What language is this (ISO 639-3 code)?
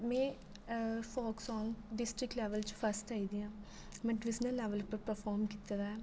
doi